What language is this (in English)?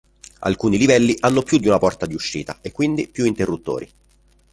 Italian